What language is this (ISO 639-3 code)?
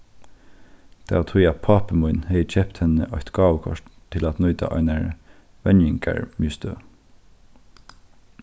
fao